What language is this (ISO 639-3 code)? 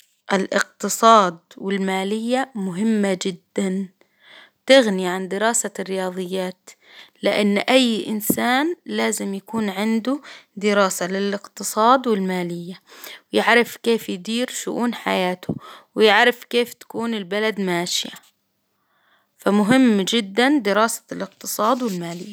acw